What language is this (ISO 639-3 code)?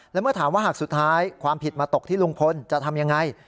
tha